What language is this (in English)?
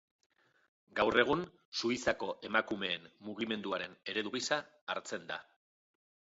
Basque